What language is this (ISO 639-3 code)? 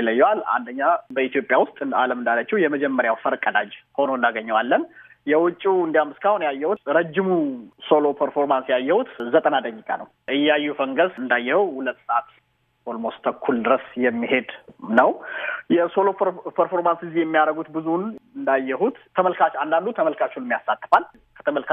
amh